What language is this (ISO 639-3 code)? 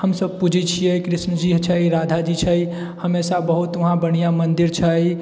mai